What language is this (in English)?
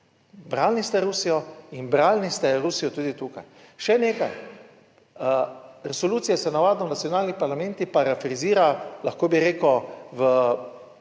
Slovenian